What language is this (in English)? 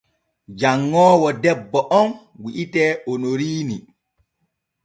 Borgu Fulfulde